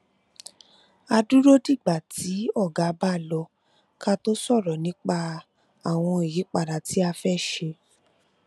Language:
Yoruba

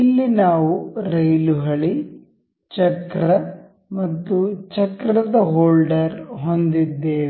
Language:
Kannada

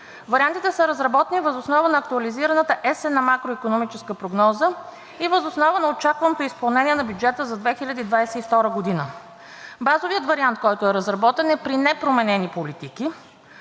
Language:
Bulgarian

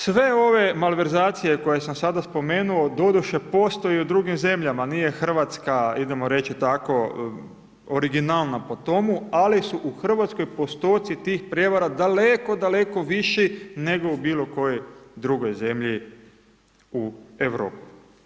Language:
Croatian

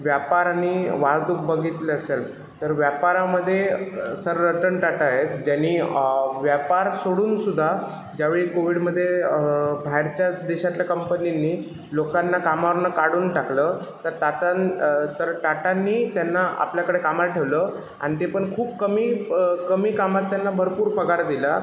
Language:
Marathi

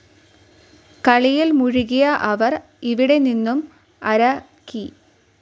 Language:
Malayalam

